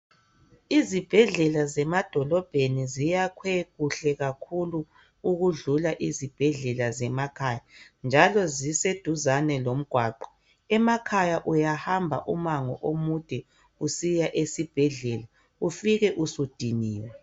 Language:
North Ndebele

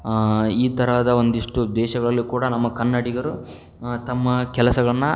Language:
Kannada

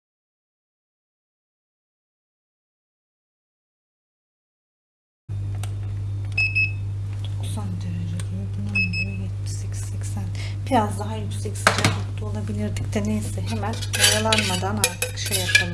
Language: Turkish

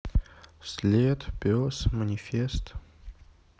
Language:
Russian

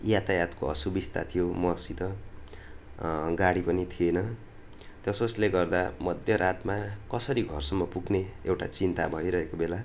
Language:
Nepali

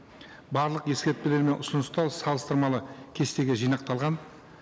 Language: Kazakh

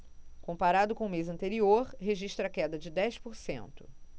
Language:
Portuguese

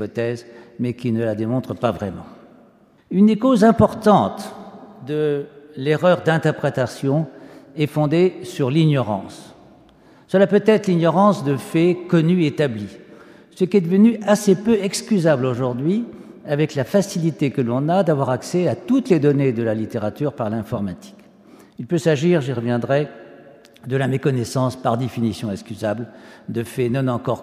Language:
French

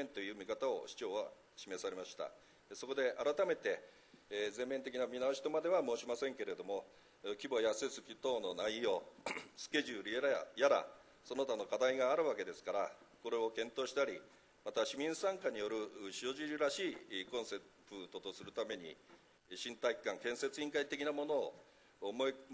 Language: Japanese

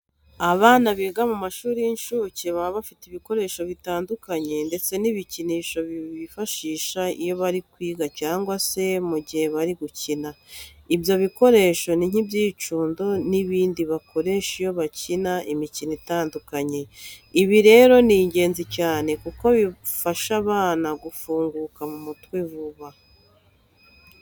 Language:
Kinyarwanda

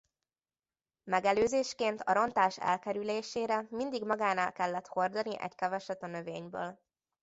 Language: Hungarian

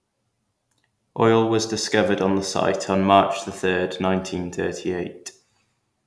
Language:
English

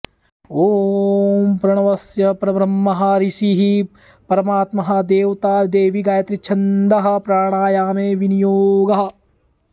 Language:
Sanskrit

